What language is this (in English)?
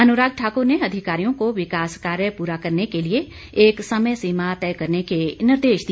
Hindi